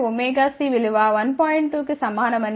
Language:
Telugu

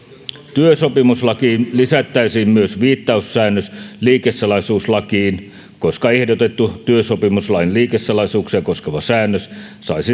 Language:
Finnish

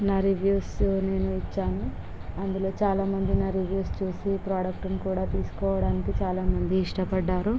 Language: Telugu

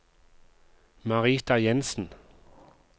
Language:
Norwegian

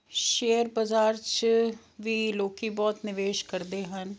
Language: Punjabi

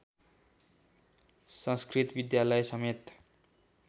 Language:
Nepali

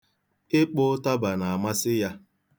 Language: Igbo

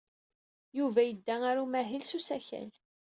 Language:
Kabyle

